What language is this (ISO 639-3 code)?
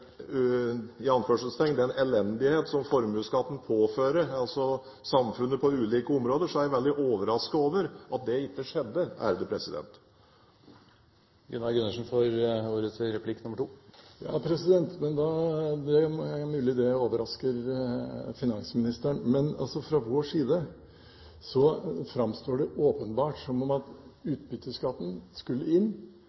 nob